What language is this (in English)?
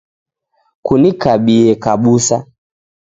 Taita